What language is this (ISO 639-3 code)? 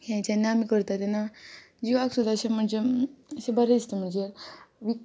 kok